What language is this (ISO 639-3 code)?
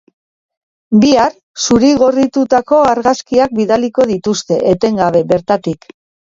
eus